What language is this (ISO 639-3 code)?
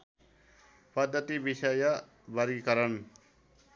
nep